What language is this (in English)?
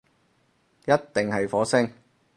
Cantonese